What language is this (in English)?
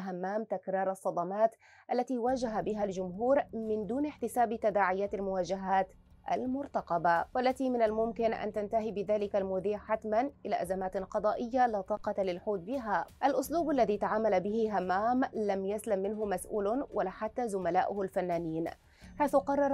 Arabic